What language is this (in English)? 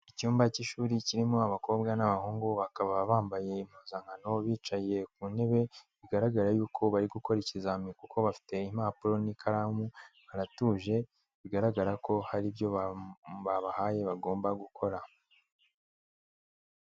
Kinyarwanda